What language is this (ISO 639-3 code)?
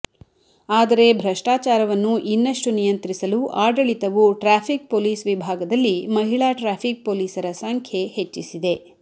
kan